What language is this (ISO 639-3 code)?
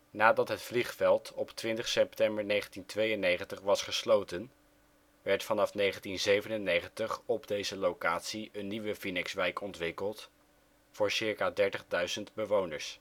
nld